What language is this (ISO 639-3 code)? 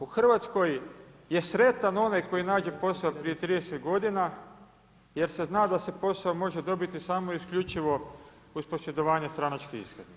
hrv